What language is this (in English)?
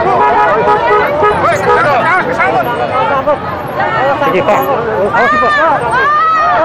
Indonesian